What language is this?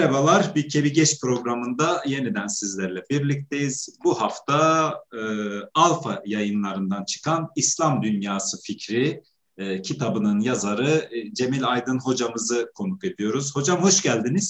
Turkish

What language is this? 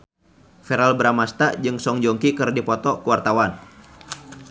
Sundanese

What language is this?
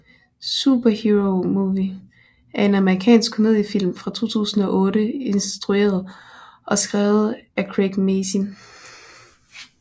Danish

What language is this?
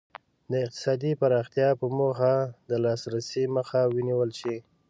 Pashto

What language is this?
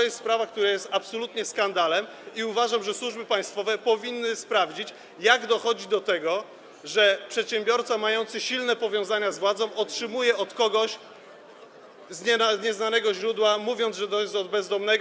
Polish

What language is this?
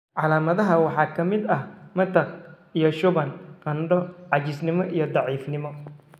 Somali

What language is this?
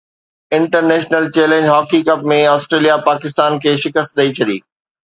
Sindhi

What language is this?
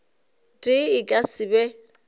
Northern Sotho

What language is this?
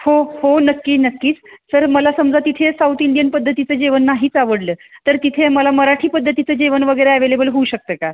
Marathi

